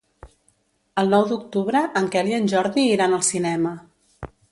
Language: Catalan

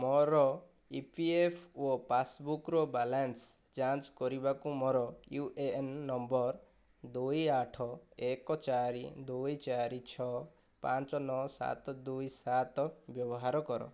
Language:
Odia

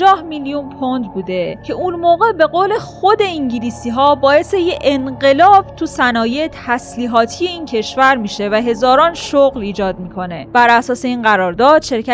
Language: Persian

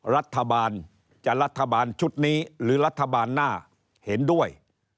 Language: Thai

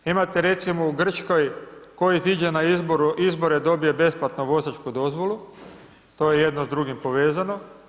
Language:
Croatian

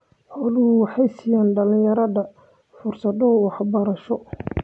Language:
Somali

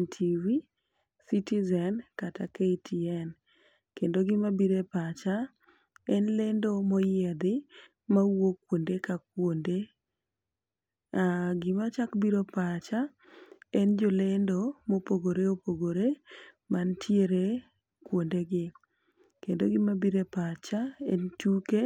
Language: Luo (Kenya and Tanzania)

